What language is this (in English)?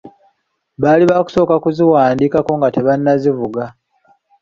Ganda